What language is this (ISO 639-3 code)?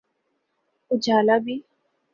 urd